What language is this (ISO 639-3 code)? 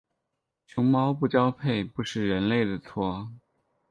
zho